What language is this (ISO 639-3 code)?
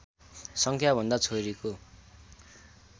nep